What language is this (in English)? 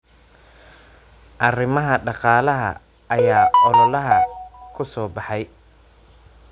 Somali